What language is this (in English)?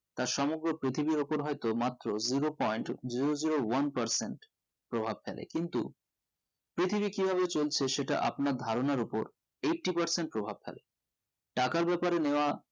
Bangla